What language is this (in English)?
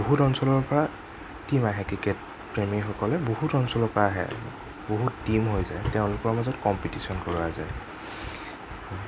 Assamese